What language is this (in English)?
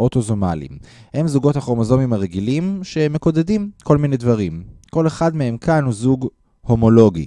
Hebrew